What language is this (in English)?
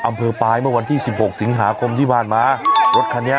Thai